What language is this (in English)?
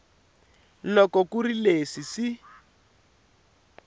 Tsonga